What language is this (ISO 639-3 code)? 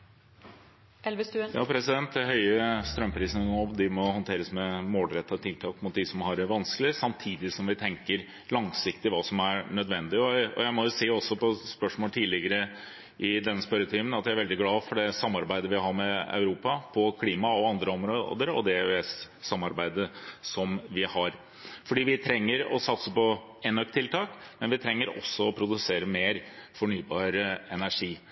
nor